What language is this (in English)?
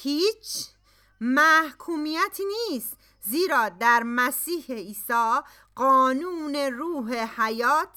Persian